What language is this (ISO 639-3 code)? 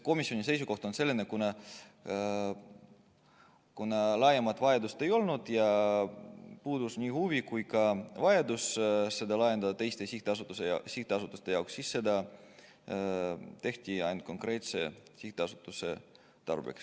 est